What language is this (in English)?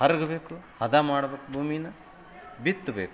Kannada